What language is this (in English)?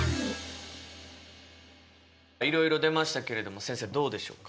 Japanese